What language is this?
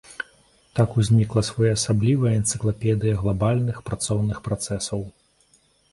Belarusian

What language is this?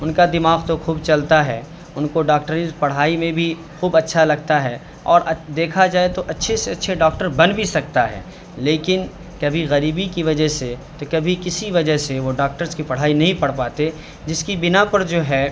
Urdu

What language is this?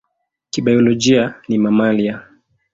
Swahili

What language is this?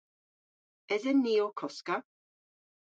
Cornish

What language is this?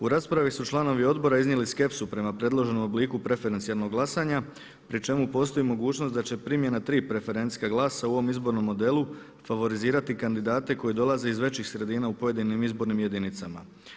Croatian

